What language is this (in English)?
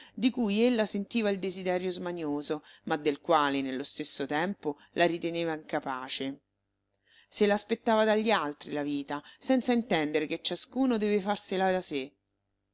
Italian